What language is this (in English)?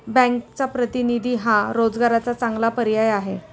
Marathi